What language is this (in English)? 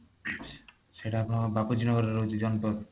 Odia